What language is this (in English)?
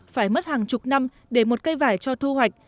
Vietnamese